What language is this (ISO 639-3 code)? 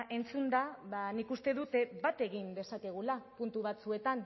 eus